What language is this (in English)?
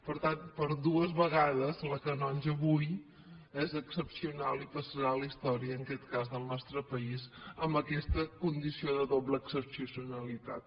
Catalan